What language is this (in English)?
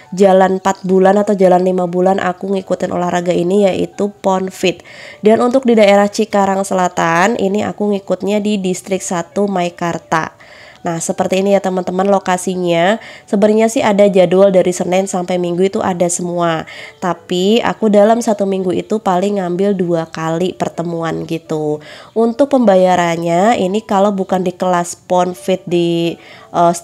Indonesian